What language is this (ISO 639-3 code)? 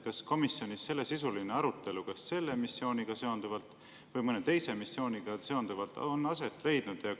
est